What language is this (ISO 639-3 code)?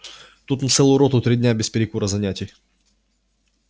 rus